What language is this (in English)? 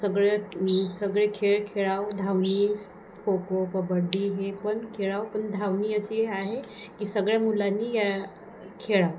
Marathi